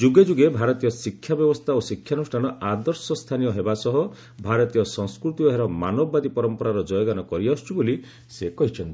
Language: Odia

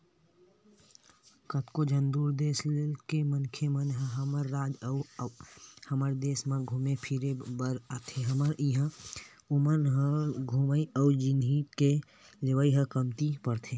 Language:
Chhattisgarhi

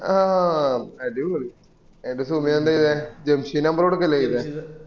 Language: Malayalam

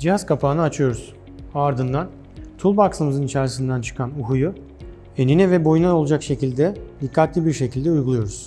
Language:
Turkish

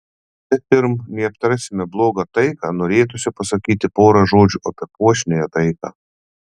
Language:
Lithuanian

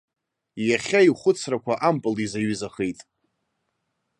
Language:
Abkhazian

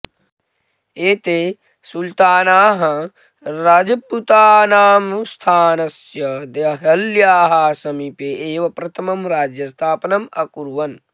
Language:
Sanskrit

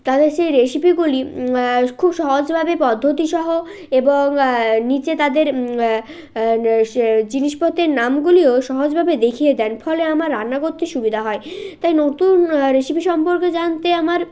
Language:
Bangla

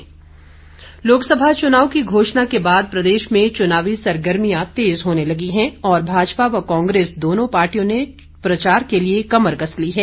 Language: Hindi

